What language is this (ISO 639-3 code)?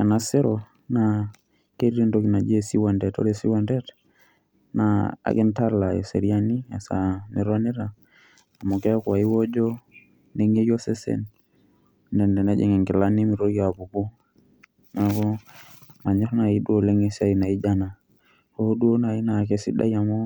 mas